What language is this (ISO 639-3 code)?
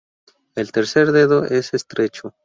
spa